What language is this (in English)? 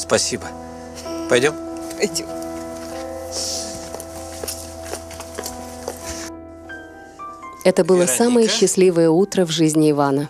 Russian